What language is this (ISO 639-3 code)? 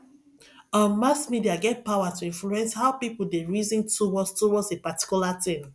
pcm